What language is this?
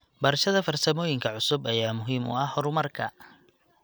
Somali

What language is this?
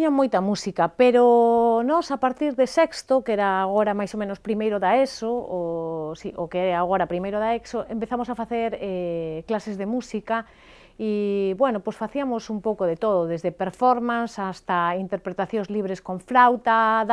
Galician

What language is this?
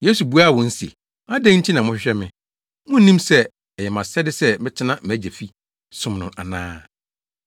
Akan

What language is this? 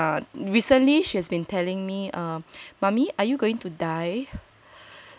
English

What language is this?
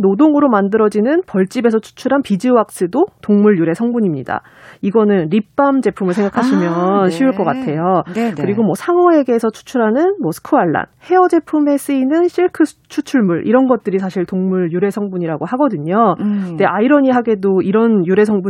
Korean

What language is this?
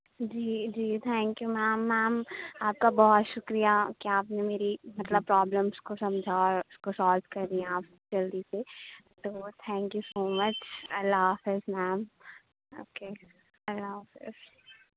Urdu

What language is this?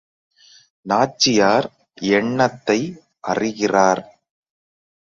Tamil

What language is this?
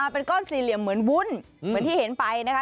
Thai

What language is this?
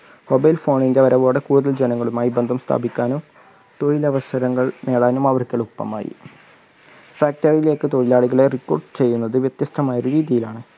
Malayalam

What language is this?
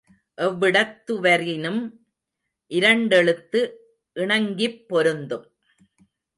Tamil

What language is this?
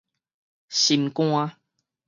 Min Nan Chinese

